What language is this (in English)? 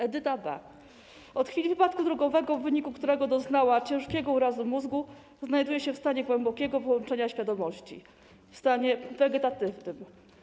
Polish